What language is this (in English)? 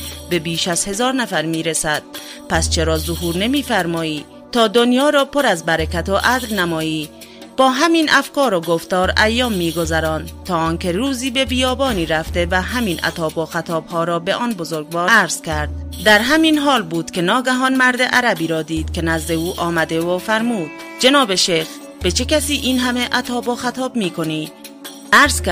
Persian